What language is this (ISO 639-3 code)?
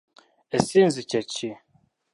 lug